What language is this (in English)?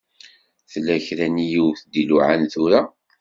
Kabyle